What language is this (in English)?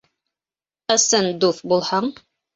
Bashkir